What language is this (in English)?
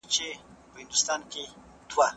Pashto